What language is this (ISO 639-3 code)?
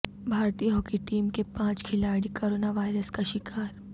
urd